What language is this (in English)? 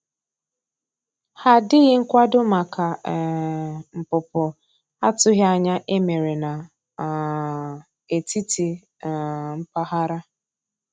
Igbo